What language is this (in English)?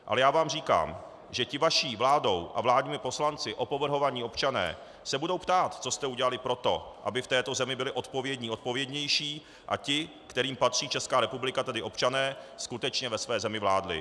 Czech